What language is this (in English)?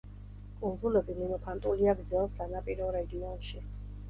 Georgian